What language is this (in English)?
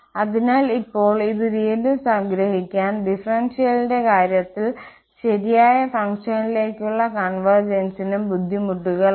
Malayalam